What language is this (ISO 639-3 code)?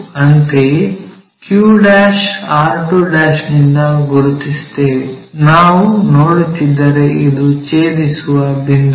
kan